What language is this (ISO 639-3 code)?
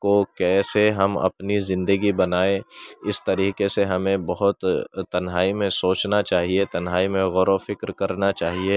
urd